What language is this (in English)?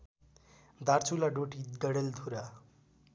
Nepali